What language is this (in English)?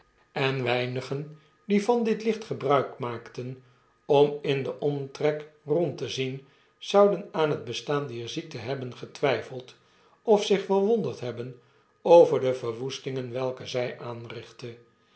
Dutch